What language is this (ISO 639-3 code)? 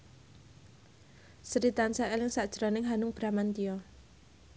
jav